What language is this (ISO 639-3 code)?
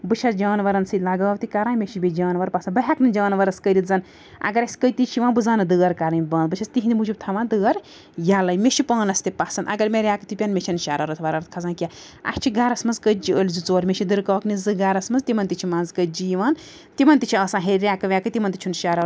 kas